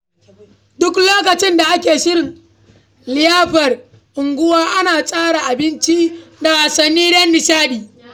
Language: Hausa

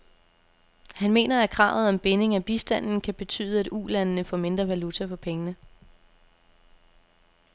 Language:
Danish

